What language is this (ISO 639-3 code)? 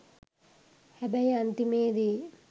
sin